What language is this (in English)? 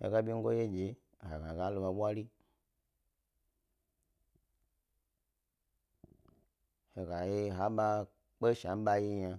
Gbari